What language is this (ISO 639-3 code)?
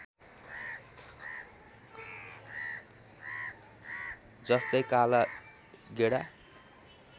nep